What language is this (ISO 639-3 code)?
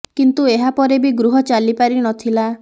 ori